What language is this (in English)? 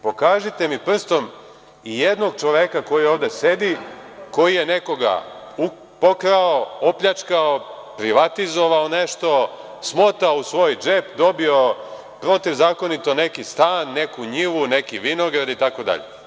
Serbian